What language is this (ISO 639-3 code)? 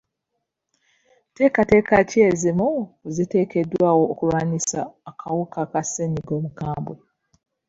lug